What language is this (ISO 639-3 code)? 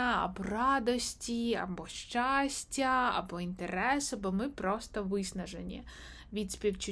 ukr